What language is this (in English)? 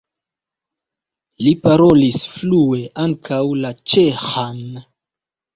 Esperanto